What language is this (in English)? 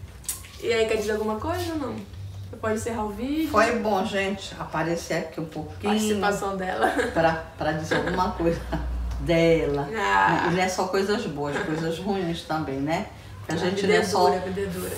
Portuguese